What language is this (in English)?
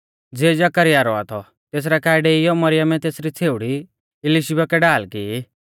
Mahasu Pahari